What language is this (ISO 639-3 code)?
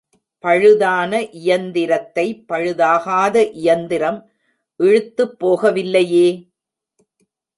tam